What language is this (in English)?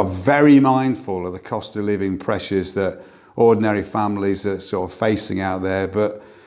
English